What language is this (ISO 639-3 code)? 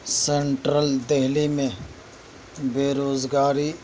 urd